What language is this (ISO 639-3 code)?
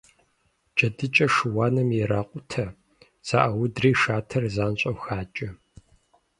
kbd